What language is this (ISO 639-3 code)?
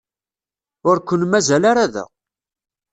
kab